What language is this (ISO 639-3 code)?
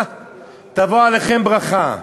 heb